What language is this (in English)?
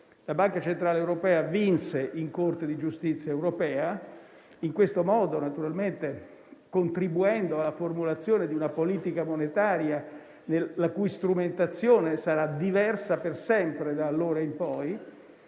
Italian